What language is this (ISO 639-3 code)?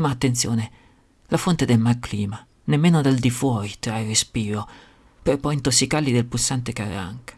ita